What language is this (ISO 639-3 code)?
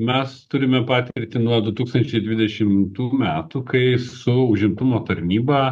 lit